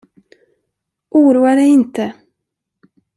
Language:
Swedish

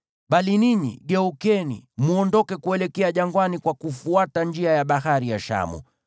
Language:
Swahili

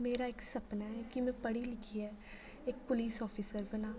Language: Dogri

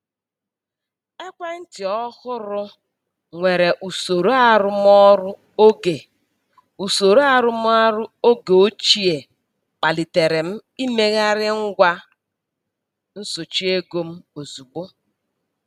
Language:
Igbo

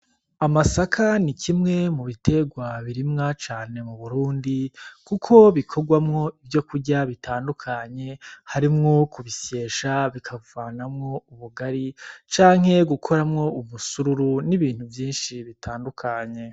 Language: Rundi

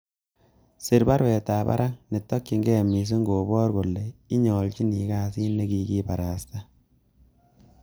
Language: Kalenjin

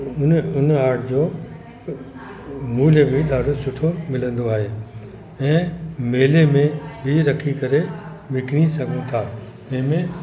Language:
Sindhi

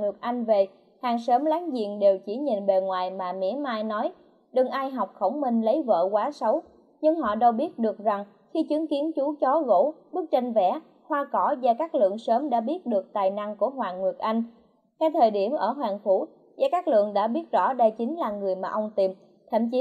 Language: Vietnamese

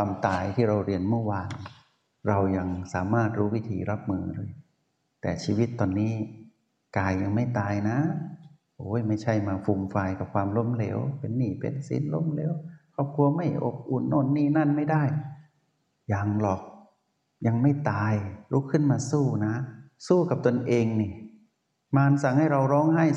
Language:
Thai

